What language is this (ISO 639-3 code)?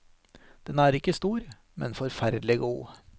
nor